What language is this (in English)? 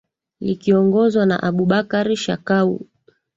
Swahili